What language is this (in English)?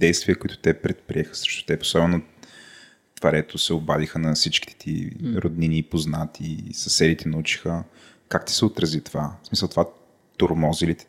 Bulgarian